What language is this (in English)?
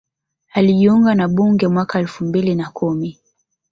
Swahili